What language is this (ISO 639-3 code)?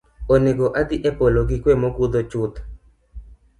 luo